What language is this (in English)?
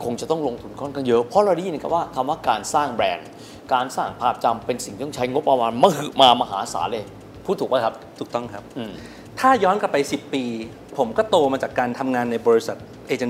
Thai